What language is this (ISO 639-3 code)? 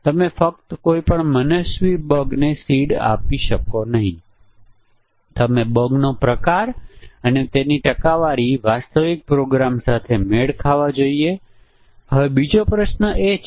guj